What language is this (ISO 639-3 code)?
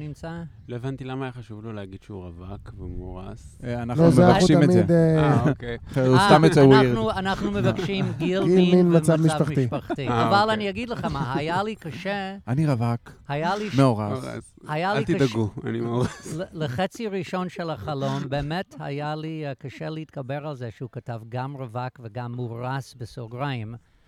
heb